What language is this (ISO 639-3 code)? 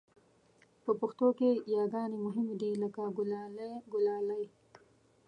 pus